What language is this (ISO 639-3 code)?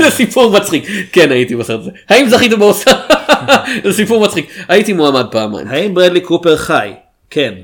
heb